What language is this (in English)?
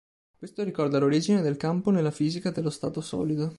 Italian